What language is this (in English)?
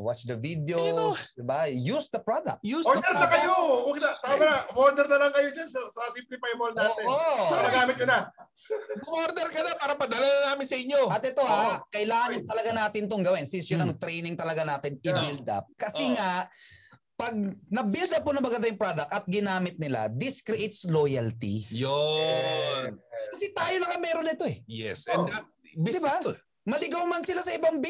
Filipino